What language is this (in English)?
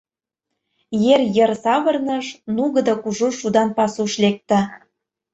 Mari